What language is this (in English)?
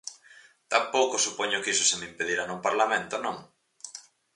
Galician